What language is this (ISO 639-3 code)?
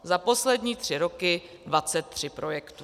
ces